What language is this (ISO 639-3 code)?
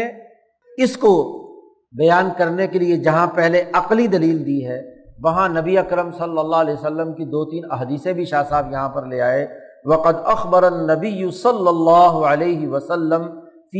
urd